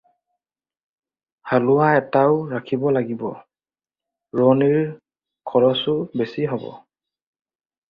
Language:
Assamese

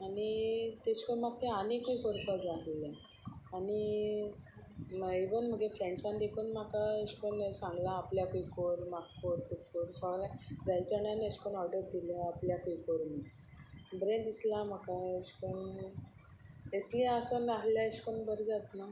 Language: Konkani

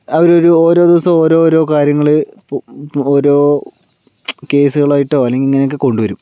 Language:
Malayalam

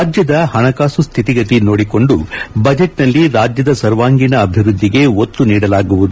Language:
Kannada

